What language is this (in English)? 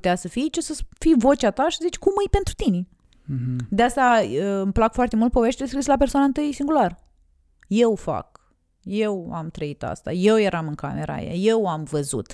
Romanian